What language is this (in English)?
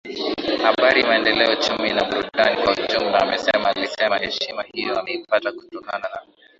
Swahili